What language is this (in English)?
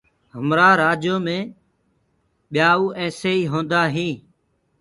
Gurgula